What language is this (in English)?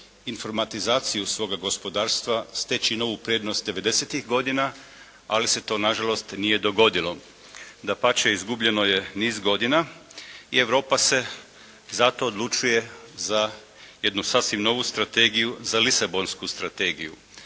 Croatian